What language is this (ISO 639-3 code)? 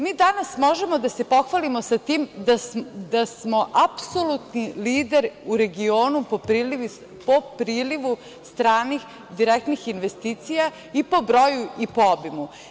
srp